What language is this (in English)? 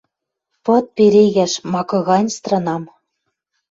Western Mari